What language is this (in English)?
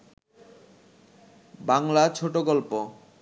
Bangla